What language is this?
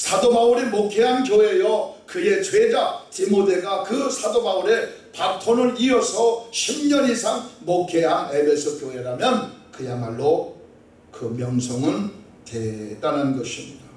Korean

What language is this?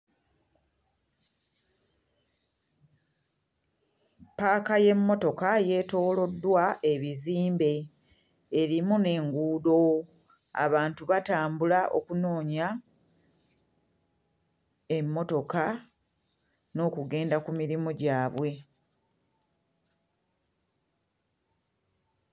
Ganda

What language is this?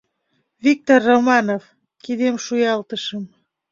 Mari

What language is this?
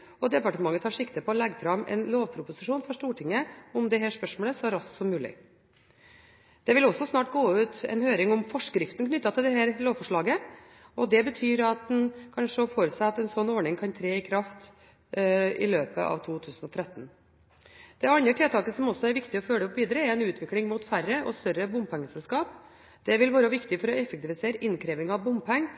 Norwegian Bokmål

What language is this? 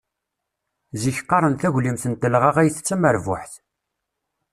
Kabyle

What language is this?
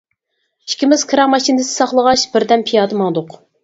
Uyghur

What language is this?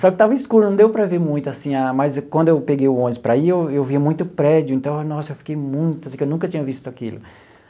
Portuguese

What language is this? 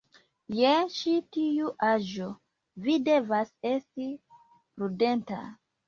Esperanto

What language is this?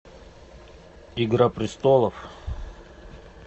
Russian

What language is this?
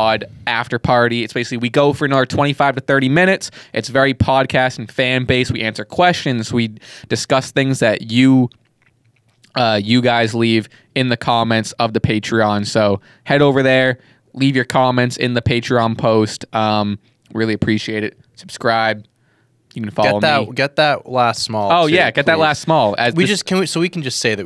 English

